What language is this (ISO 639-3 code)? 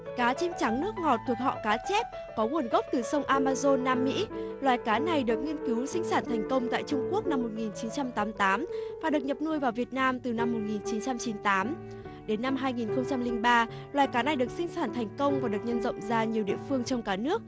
vie